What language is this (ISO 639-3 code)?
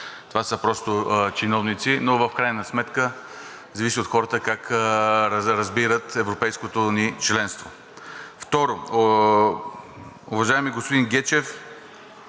bul